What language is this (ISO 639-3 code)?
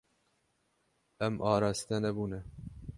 kur